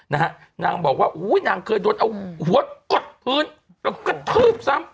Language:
Thai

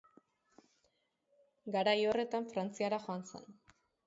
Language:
Basque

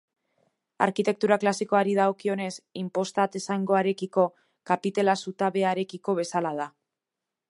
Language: Basque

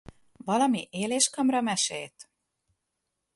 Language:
Hungarian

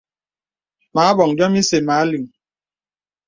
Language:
Bebele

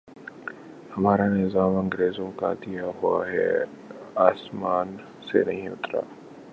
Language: Urdu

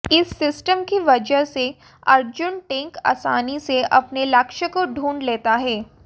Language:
Hindi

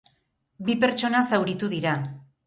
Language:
Basque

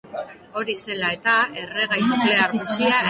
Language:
Basque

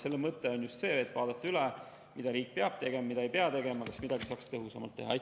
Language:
Estonian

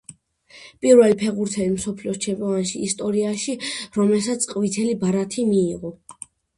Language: Georgian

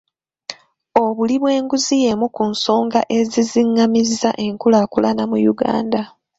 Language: Ganda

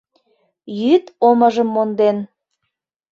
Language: Mari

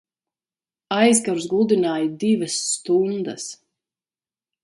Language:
Latvian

